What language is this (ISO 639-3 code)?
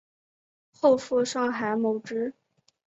zho